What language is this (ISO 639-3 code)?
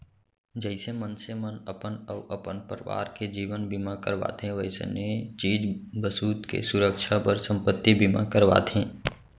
hne